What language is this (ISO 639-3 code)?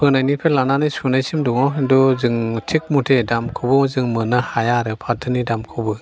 brx